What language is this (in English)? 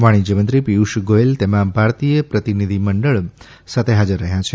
Gujarati